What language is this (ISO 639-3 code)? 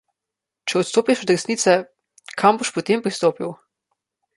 slv